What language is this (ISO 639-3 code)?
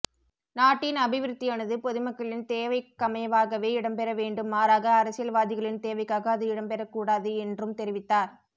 tam